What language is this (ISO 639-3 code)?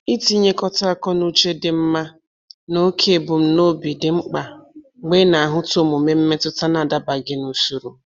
ibo